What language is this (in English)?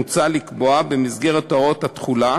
Hebrew